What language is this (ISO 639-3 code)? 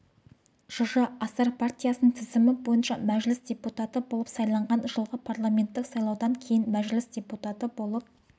kaz